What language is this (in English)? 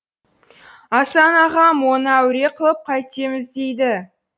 Kazakh